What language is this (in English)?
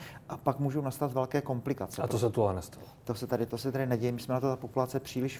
Czech